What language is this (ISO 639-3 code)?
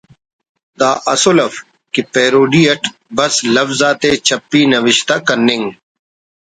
brh